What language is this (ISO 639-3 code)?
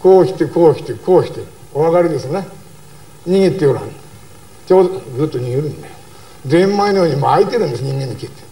jpn